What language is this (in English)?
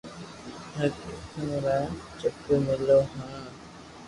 Loarki